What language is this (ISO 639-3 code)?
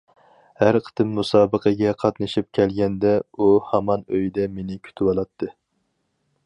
uig